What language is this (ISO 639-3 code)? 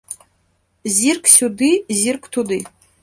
bel